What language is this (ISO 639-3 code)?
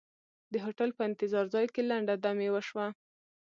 pus